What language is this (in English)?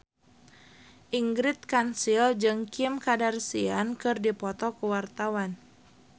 Sundanese